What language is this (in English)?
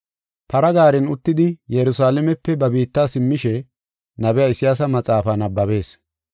Gofa